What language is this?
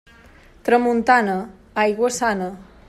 Catalan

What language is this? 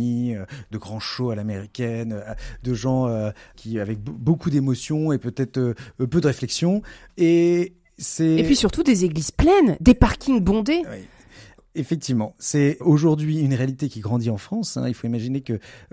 French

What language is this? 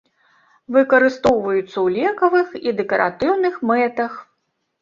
Belarusian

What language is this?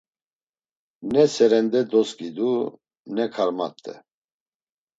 Laz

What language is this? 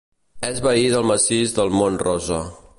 Catalan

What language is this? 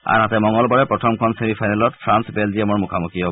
Assamese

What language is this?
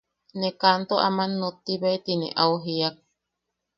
Yaqui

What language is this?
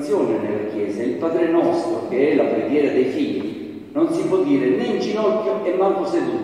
Italian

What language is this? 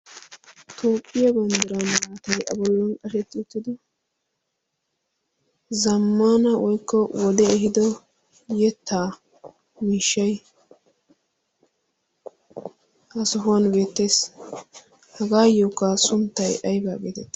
Wolaytta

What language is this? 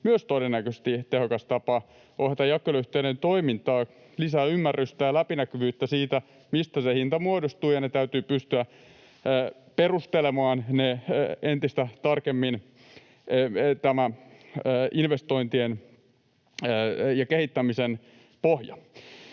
Finnish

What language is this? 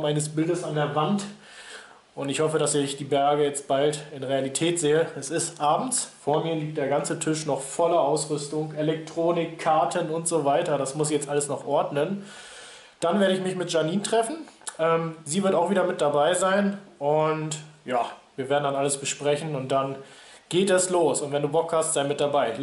German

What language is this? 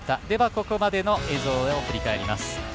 Japanese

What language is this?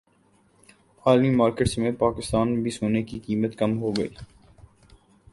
Urdu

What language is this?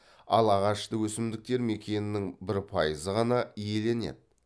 Kazakh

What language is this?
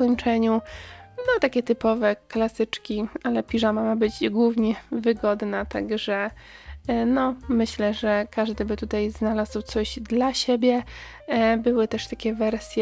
Polish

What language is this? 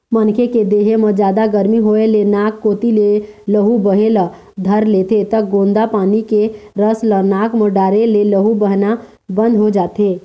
Chhattisgarhi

